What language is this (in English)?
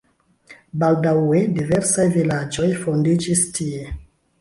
Esperanto